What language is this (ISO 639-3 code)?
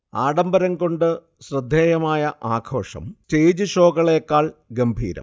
mal